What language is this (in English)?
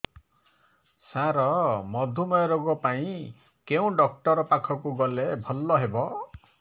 Odia